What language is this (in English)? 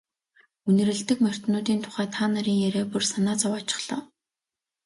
Mongolian